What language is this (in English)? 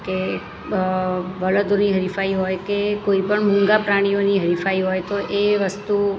Gujarati